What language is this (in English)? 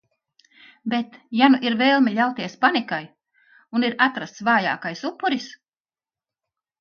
Latvian